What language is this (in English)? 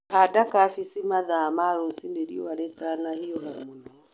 Kikuyu